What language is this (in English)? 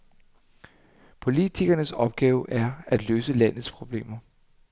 Danish